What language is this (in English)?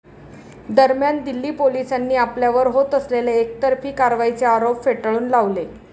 Marathi